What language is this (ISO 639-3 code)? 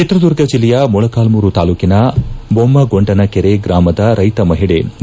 kan